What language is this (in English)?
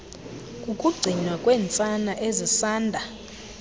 Xhosa